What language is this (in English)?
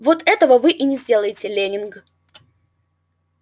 Russian